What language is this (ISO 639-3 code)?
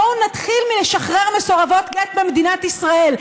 heb